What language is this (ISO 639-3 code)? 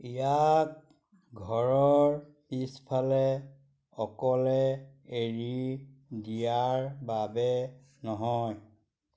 asm